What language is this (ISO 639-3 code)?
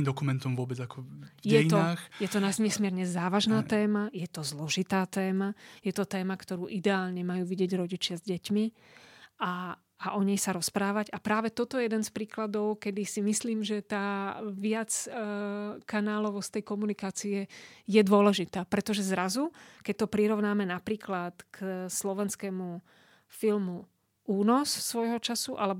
slk